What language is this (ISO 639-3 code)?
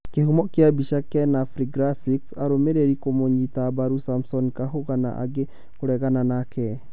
kik